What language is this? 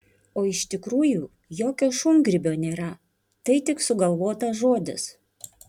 Lithuanian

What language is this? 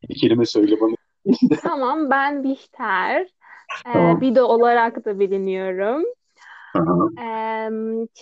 Turkish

